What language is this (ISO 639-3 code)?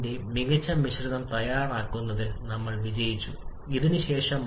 mal